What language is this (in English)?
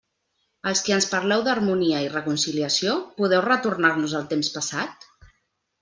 Catalan